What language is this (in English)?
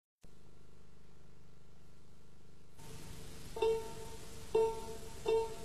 Chinese